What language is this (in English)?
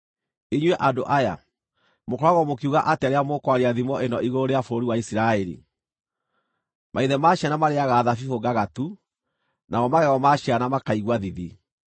Kikuyu